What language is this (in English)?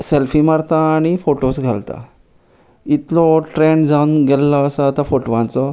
Konkani